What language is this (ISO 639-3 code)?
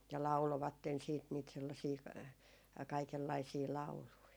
fin